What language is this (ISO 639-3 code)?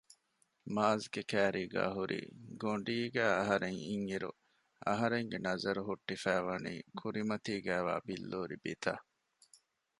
div